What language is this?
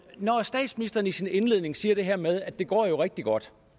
Danish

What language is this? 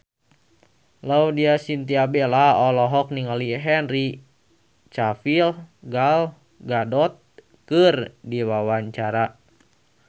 Sundanese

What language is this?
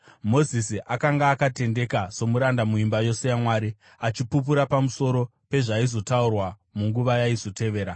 Shona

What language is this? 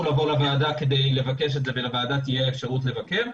Hebrew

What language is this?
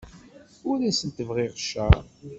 Kabyle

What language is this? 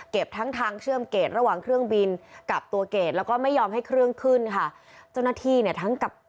Thai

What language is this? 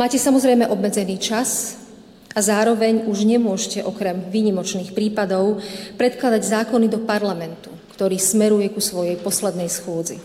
Slovak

